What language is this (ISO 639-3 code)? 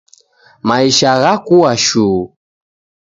dav